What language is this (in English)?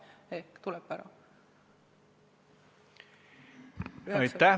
Estonian